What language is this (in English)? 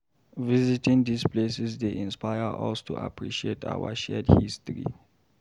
Nigerian Pidgin